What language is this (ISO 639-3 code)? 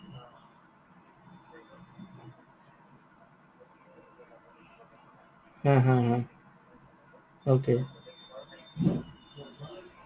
asm